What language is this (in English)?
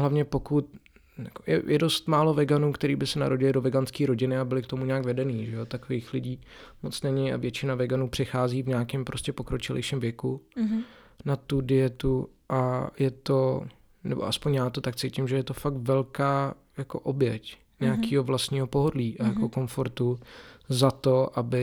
Czech